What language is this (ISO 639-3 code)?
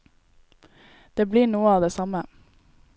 nor